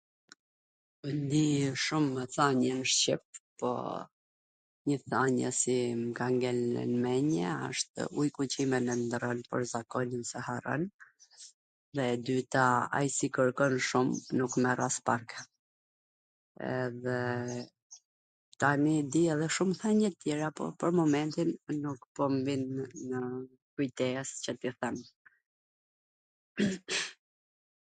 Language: Gheg Albanian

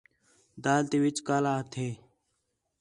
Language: Khetrani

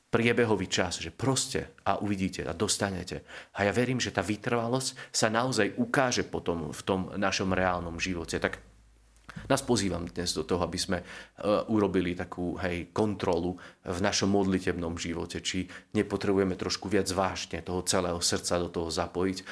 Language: Slovak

